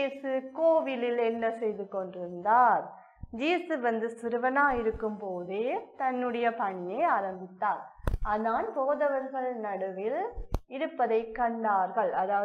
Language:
Tamil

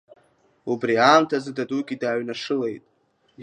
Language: Abkhazian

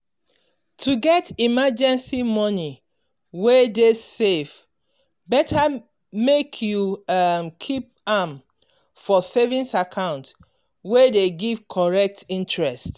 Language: Nigerian Pidgin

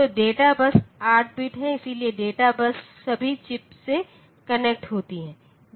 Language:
Hindi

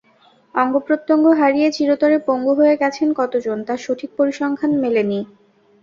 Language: Bangla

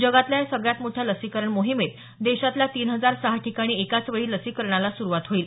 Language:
Marathi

